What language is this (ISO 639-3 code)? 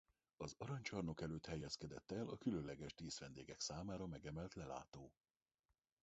hun